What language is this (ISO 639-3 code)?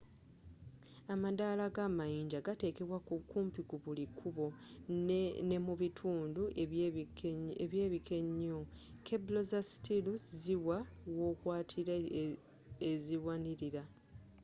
lug